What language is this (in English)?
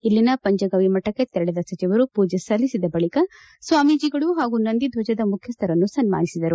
Kannada